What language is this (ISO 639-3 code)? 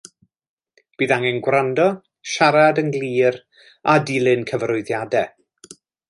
cym